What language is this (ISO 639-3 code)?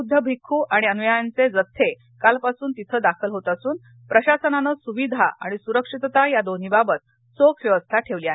mar